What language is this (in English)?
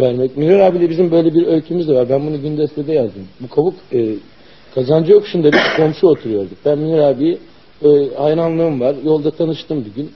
Turkish